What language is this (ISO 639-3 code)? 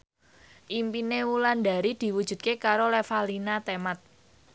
jav